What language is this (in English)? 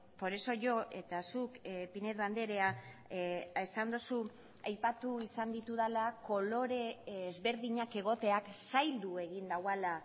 Basque